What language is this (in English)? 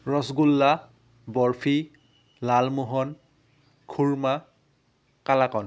Assamese